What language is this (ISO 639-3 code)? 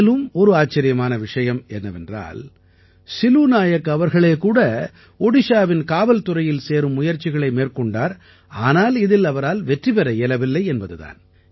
tam